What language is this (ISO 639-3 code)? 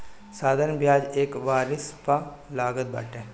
bho